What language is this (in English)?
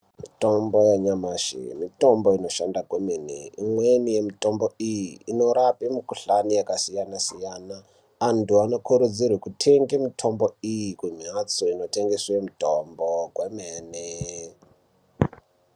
Ndau